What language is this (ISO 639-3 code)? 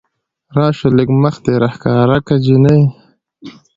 pus